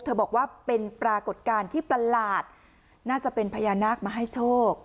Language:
Thai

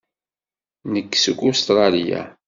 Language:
Kabyle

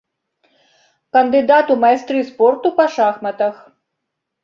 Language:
Belarusian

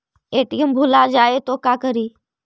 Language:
Magahi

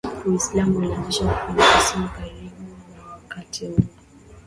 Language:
Swahili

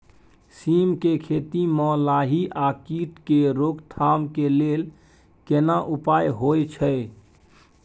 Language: Maithili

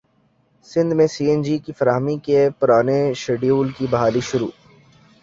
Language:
Urdu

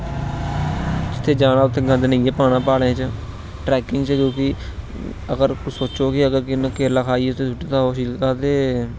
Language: Dogri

